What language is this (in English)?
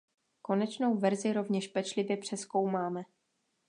Czech